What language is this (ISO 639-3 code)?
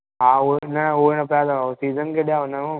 snd